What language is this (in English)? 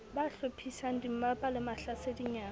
Southern Sotho